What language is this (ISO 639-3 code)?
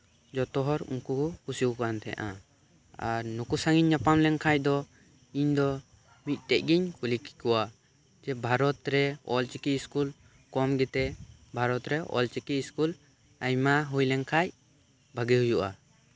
sat